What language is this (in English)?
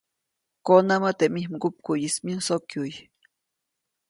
Copainalá Zoque